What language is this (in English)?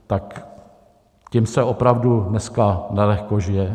Czech